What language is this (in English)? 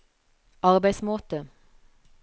Norwegian